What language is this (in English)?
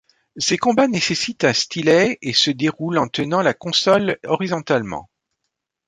French